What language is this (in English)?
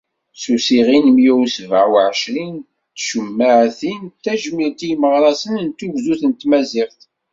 Kabyle